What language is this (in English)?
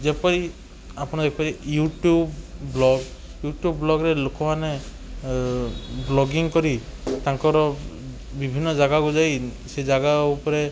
Odia